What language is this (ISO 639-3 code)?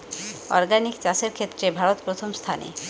ben